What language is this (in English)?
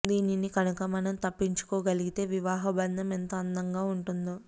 Telugu